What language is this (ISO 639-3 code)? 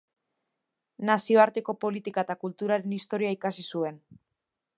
eus